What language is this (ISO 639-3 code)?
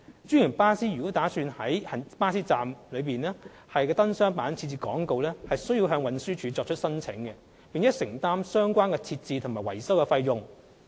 yue